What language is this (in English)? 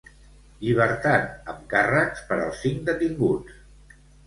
Catalan